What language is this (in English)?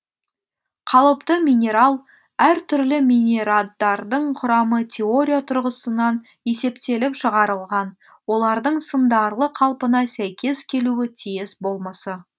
Kazakh